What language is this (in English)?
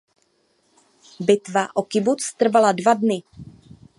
Czech